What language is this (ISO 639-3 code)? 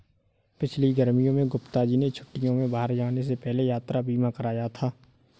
hin